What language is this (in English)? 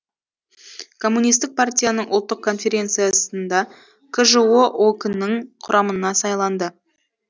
Kazakh